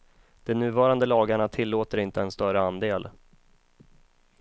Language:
Swedish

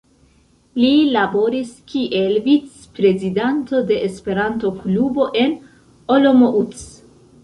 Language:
Esperanto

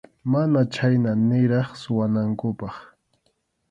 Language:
Arequipa-La Unión Quechua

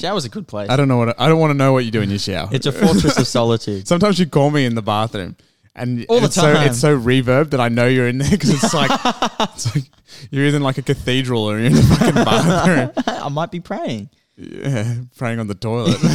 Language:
English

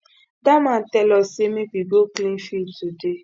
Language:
Nigerian Pidgin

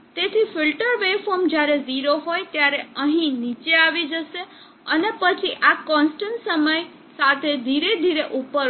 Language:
Gujarati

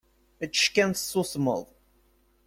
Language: Kabyle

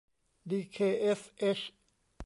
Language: Thai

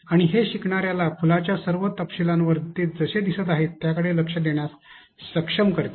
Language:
Marathi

